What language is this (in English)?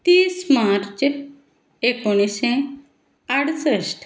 Konkani